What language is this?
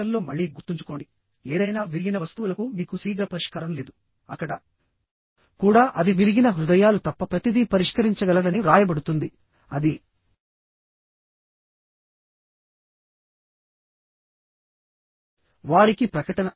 Telugu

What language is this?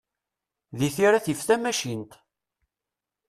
Kabyle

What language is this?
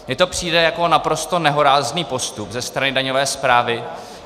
Czech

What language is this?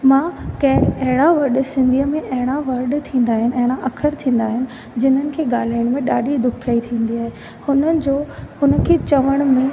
Sindhi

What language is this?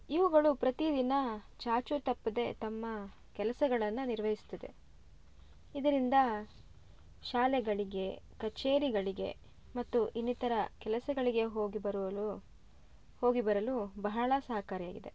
Kannada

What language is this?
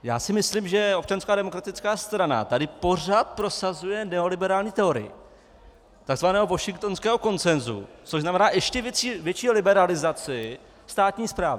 Czech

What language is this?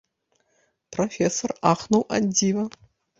Belarusian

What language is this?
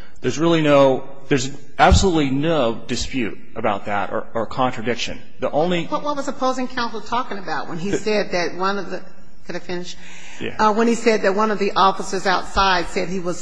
English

